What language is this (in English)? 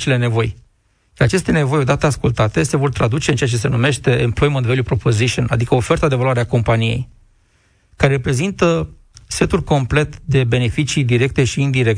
Romanian